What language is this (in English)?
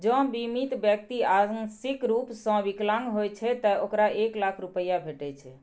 Maithili